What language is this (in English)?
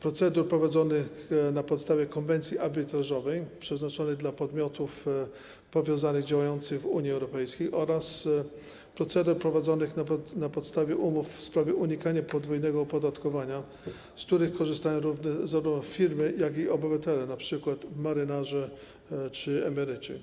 Polish